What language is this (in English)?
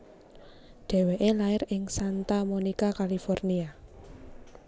Javanese